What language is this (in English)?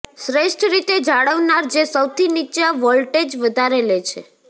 Gujarati